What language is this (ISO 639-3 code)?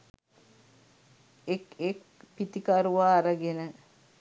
sin